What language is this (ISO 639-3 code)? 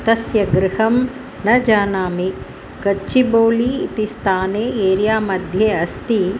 san